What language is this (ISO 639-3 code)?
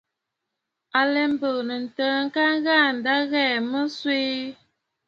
bfd